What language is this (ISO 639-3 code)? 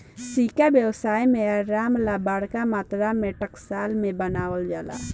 bho